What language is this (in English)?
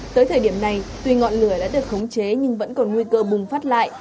Vietnamese